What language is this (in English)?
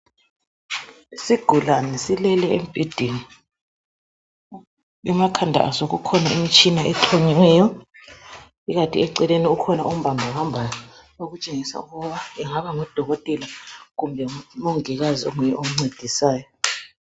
North Ndebele